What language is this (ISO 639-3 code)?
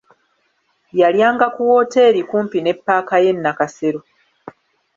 lug